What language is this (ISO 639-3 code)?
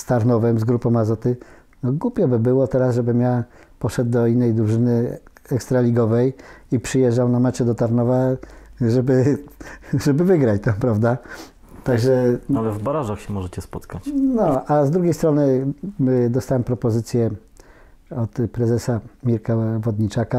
pol